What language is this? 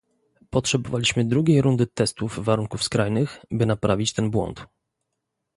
Polish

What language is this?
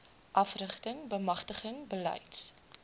Afrikaans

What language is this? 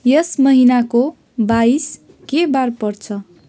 Nepali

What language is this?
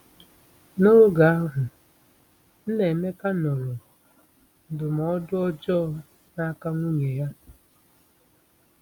Igbo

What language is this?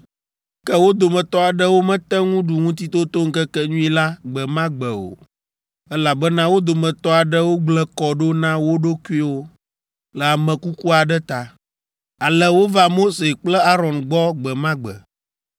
Ewe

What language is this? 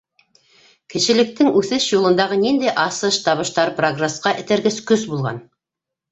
Bashkir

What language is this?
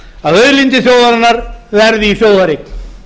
Icelandic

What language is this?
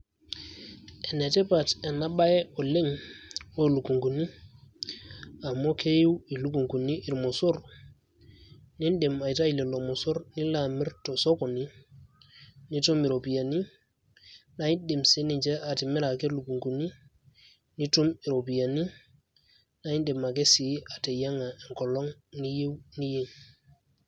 Masai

